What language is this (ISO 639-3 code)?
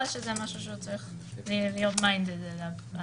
heb